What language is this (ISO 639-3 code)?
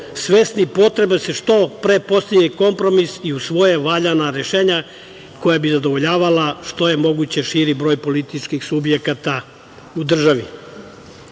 srp